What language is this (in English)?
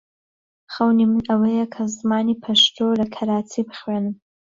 Central Kurdish